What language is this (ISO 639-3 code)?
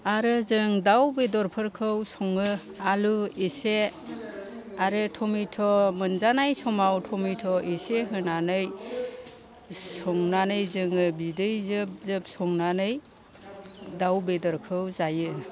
brx